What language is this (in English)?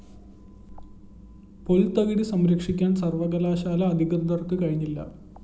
Malayalam